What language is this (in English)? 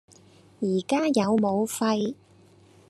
Cantonese